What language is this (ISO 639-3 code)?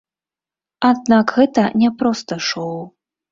bel